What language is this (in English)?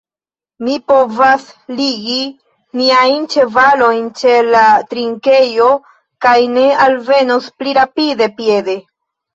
Esperanto